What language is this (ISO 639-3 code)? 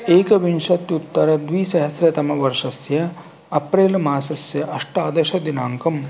san